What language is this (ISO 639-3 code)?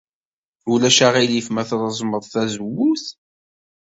kab